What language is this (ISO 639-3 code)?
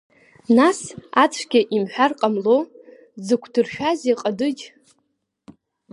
abk